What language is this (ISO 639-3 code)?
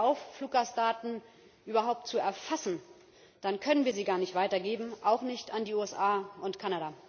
deu